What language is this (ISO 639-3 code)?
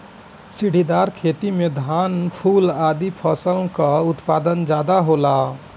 bho